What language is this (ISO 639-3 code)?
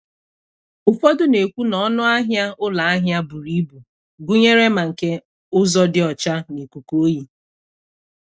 ibo